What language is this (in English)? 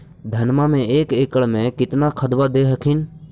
Magahi